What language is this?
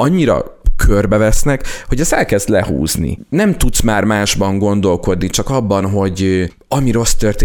Hungarian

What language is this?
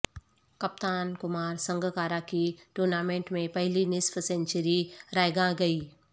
Urdu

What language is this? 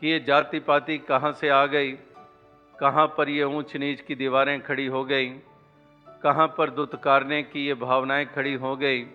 Hindi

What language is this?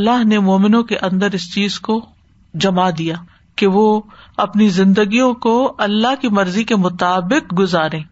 Urdu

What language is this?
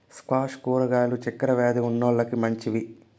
Telugu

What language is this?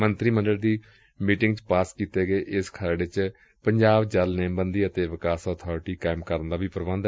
Punjabi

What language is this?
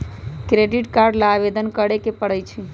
Magahi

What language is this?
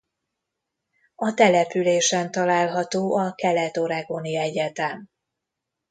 Hungarian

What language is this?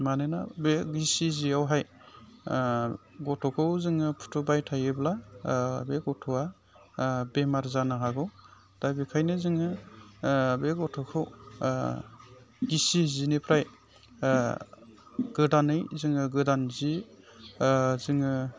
Bodo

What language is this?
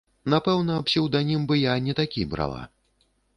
Belarusian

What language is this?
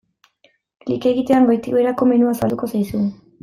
Basque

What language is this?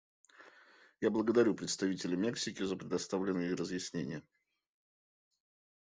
Russian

